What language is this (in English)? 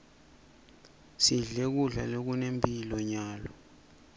Swati